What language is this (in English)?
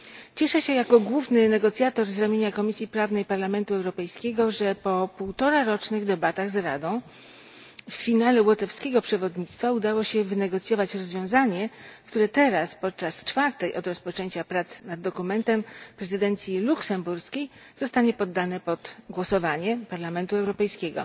Polish